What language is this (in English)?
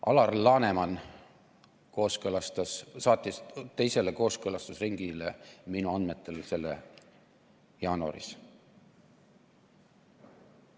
Estonian